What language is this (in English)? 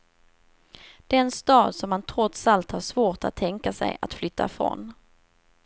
Swedish